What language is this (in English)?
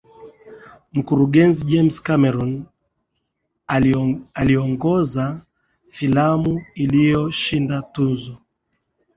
Swahili